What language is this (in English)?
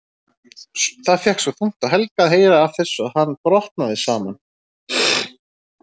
Icelandic